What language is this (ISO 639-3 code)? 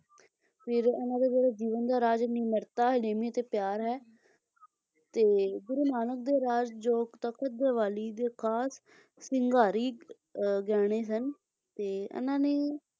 pan